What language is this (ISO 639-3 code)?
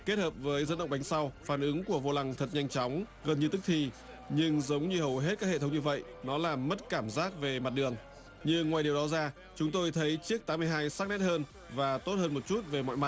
vie